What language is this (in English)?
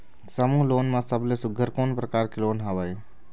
Chhattisgarhi